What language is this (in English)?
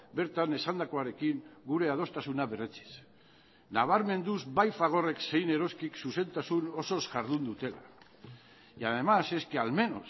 Basque